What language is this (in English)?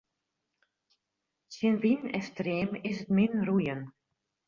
Western Frisian